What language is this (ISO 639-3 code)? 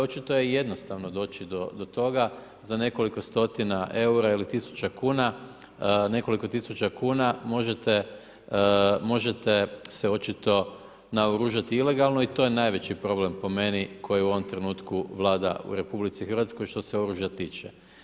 hrv